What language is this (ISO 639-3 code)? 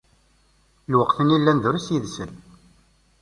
kab